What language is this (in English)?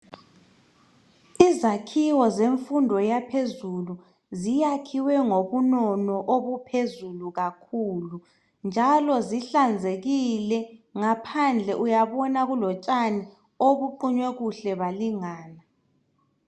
North Ndebele